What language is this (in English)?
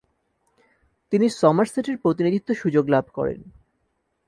Bangla